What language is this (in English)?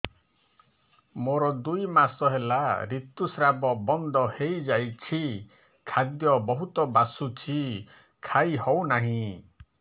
Odia